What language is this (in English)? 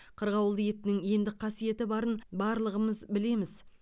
Kazakh